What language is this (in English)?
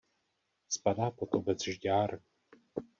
Czech